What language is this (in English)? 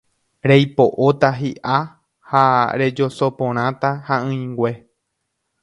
Guarani